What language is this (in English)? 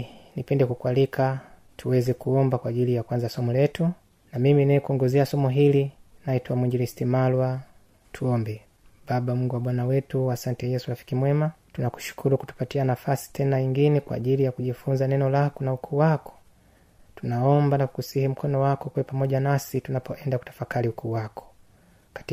Swahili